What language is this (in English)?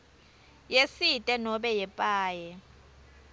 Swati